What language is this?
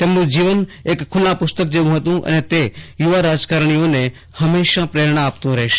Gujarati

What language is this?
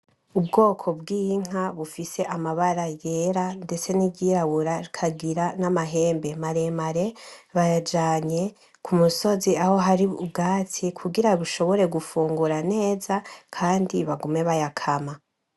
Rundi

